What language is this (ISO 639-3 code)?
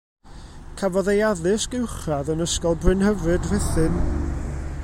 cym